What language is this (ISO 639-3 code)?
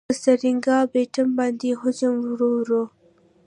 pus